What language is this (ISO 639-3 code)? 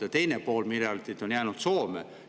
est